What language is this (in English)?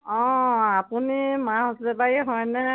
Assamese